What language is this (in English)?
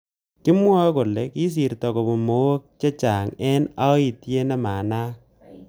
Kalenjin